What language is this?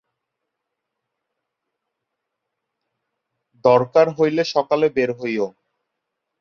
Bangla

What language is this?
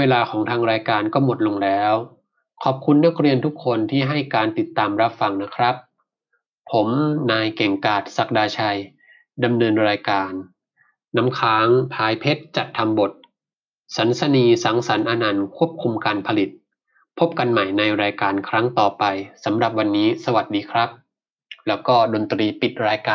Thai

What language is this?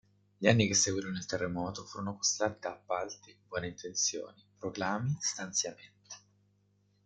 Italian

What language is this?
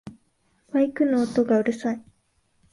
Japanese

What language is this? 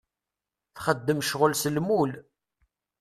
Kabyle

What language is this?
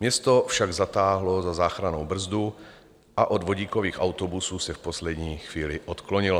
Czech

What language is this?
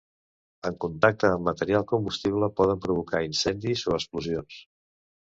Catalan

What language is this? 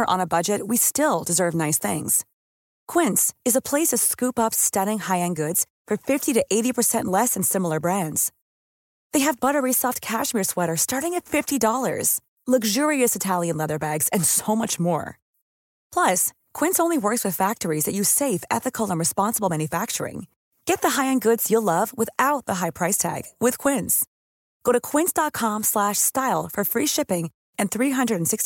Swedish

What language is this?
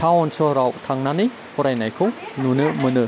Bodo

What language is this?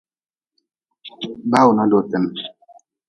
Nawdm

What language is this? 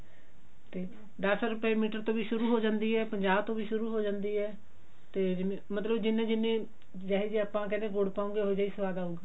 Punjabi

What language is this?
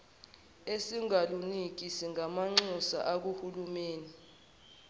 Zulu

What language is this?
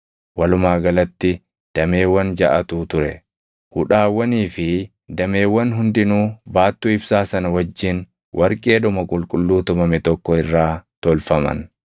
Oromo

